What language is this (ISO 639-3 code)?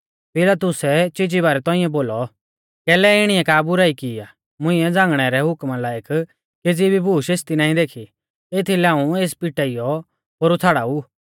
bfz